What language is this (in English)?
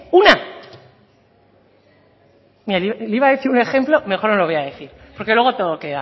Spanish